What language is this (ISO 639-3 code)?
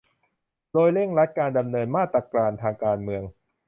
tha